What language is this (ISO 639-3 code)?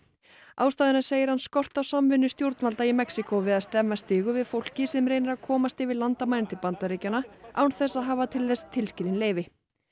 isl